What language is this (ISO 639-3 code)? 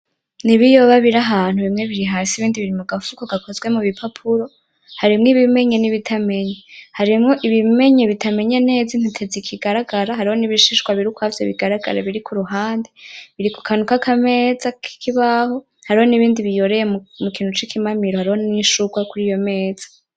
run